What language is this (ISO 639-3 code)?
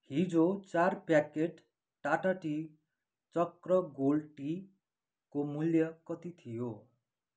nep